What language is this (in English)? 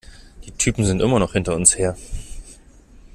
German